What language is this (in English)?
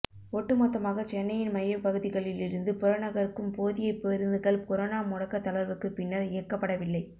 Tamil